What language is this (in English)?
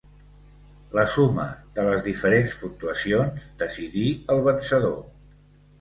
Catalan